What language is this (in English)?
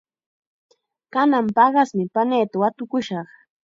Chiquián Ancash Quechua